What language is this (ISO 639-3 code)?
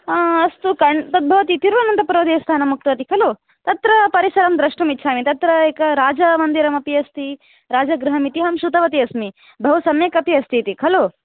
san